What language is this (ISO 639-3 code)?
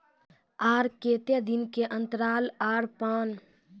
mai